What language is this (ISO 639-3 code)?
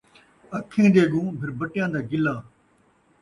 skr